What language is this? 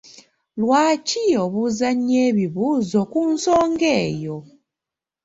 Ganda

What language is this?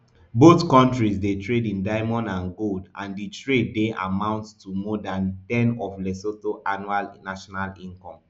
Nigerian Pidgin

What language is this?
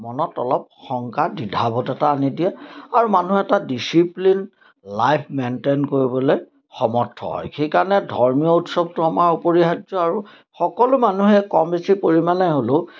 Assamese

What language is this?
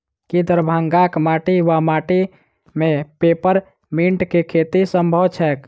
Maithili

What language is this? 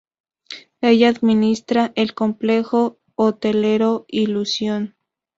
Spanish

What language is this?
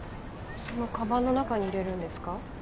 Japanese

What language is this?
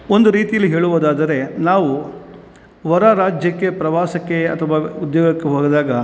Kannada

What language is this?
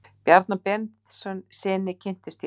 Icelandic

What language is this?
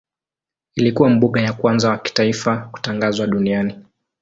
Swahili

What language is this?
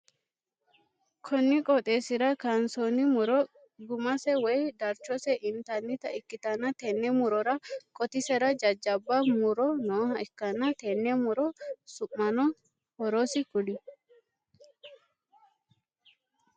Sidamo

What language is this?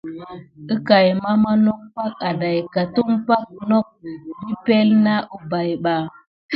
Gidar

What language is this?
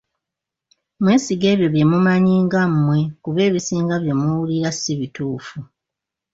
Ganda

